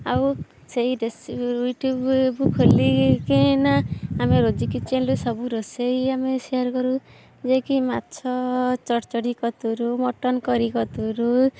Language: Odia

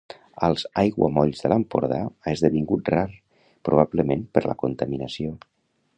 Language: Catalan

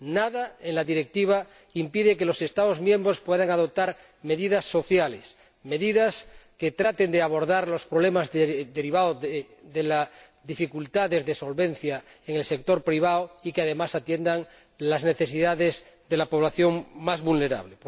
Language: Spanish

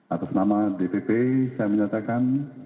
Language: Indonesian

